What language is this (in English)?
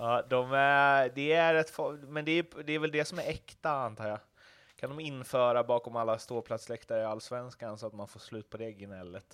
Swedish